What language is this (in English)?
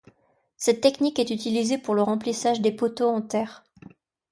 French